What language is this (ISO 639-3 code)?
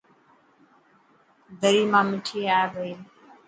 mki